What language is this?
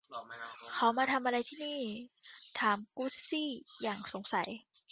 Thai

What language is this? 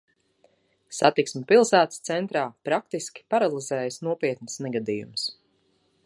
Latvian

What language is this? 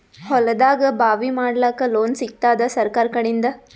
Kannada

